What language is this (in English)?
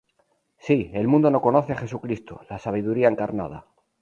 Spanish